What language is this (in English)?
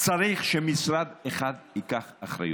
Hebrew